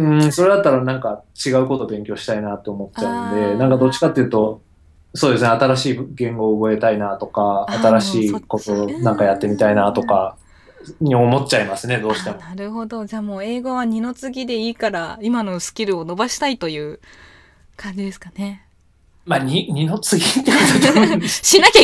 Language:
Japanese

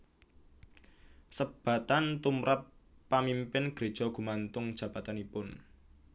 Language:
Javanese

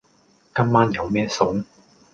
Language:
Cantonese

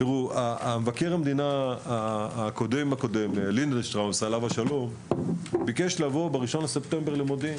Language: Hebrew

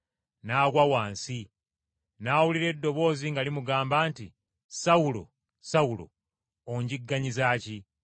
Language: Ganda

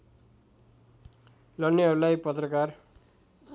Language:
Nepali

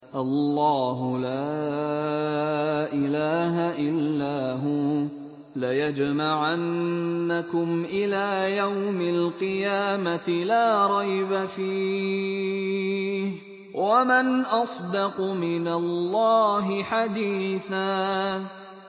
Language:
Arabic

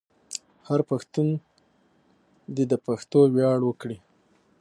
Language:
Pashto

